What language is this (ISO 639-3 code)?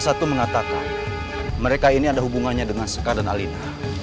ind